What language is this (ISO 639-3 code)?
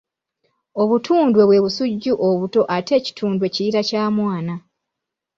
lug